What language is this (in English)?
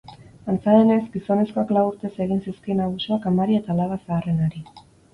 Basque